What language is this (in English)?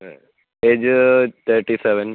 Malayalam